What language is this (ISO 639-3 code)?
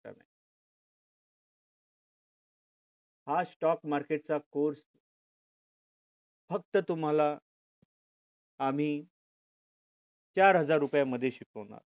mar